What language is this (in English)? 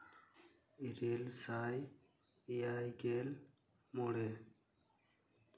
Santali